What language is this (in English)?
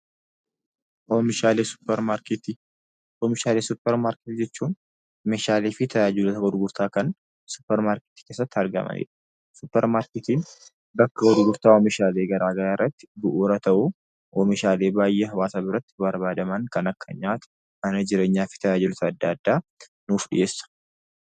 Oromo